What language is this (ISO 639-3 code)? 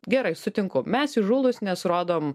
lit